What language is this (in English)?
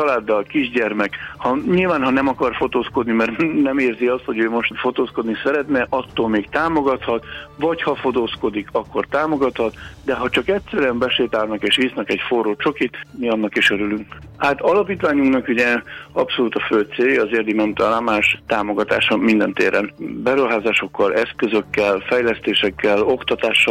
Hungarian